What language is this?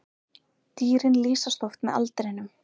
Icelandic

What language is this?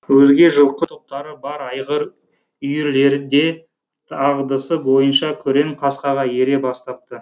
Kazakh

